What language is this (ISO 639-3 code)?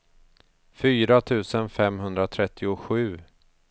swe